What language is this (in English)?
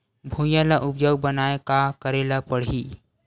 Chhattisgarhi